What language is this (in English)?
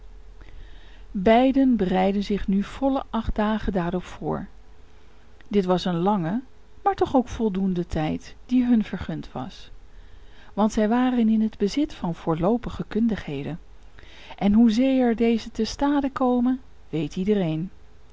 Dutch